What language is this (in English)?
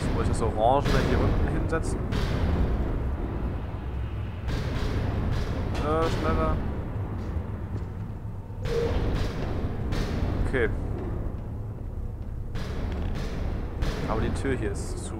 German